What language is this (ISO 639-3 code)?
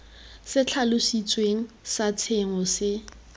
tsn